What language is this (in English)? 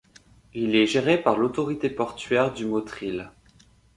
French